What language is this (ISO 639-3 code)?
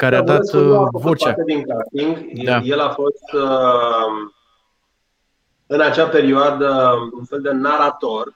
ron